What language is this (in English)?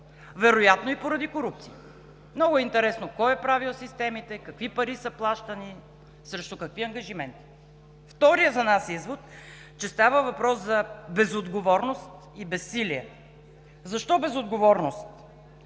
Bulgarian